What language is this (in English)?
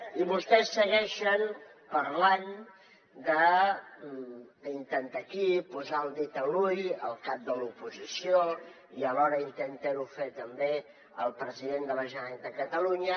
Catalan